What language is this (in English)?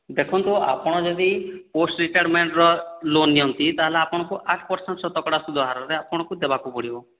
Odia